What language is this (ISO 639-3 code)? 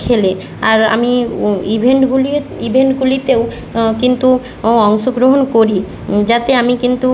ben